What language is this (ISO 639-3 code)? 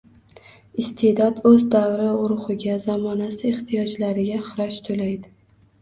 uzb